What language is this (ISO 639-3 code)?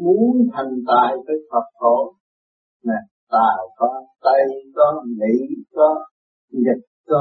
vie